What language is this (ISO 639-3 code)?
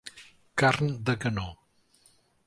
cat